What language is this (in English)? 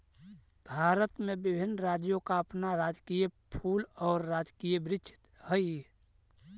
Magahi